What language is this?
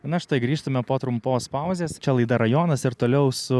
Lithuanian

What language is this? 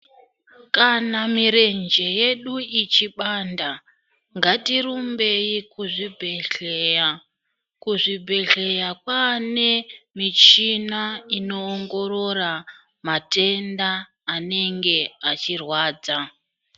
Ndau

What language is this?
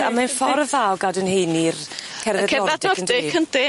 Welsh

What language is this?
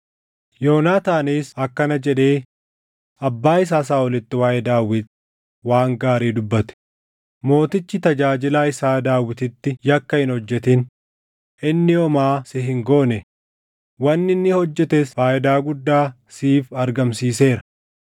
Oromo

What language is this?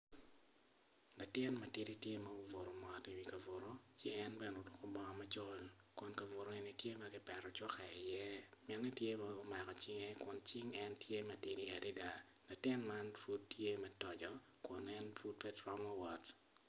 Acoli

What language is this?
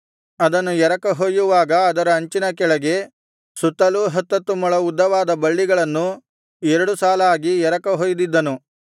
Kannada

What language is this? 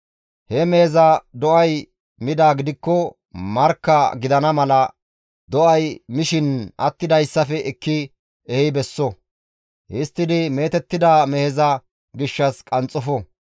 Gamo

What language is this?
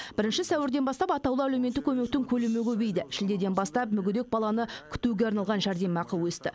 Kazakh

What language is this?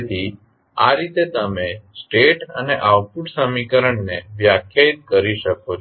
Gujarati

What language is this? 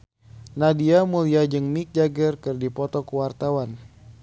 Sundanese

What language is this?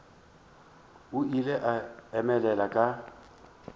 Northern Sotho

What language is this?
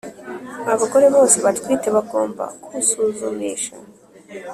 Kinyarwanda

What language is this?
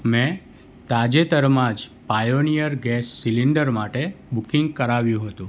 Gujarati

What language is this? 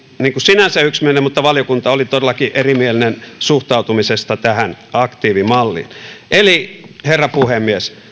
Finnish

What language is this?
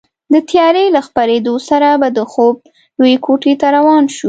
Pashto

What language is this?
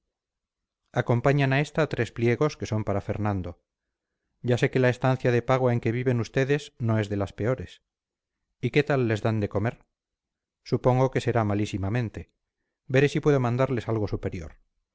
Spanish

